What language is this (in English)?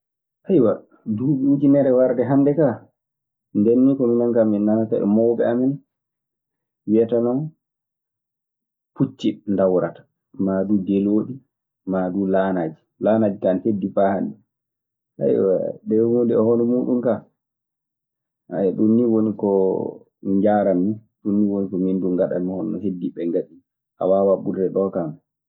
Maasina Fulfulde